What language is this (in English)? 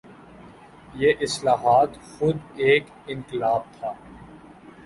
Urdu